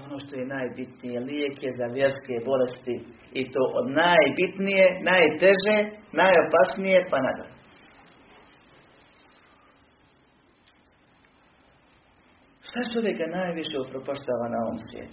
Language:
Croatian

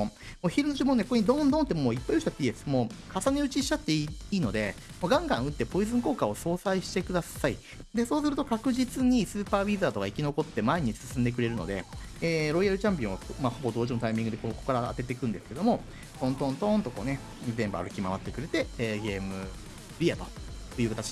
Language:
Japanese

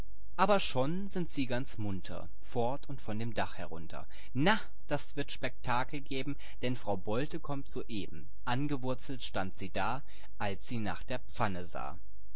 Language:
German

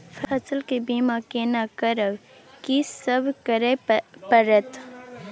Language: Maithili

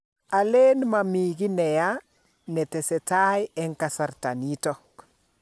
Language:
Kalenjin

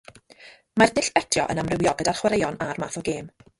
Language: Welsh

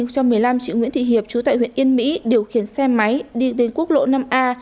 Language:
Vietnamese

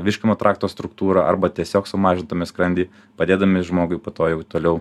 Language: Lithuanian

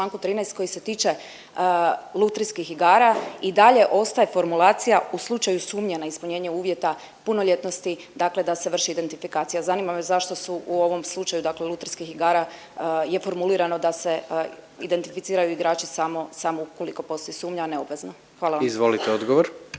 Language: Croatian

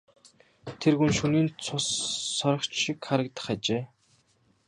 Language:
Mongolian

